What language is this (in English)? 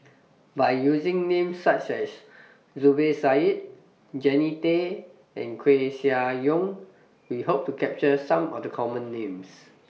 English